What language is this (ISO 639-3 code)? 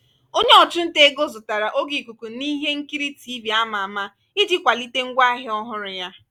ibo